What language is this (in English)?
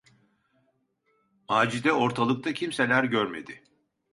Turkish